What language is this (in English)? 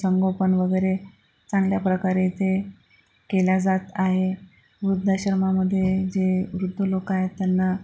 Marathi